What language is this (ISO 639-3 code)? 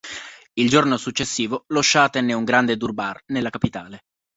ita